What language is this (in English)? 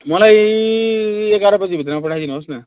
Nepali